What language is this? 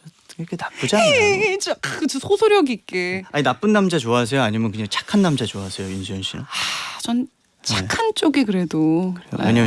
Korean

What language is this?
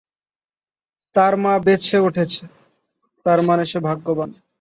Bangla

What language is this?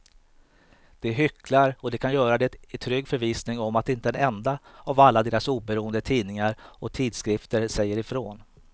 Swedish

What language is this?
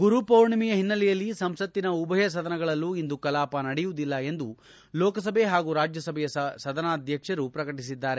Kannada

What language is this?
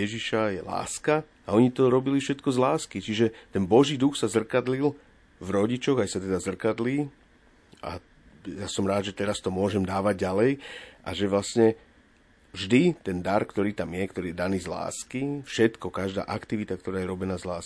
Slovak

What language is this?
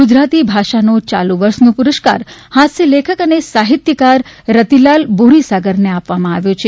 Gujarati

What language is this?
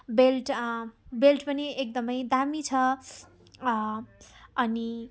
Nepali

